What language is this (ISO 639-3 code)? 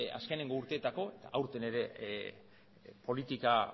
eus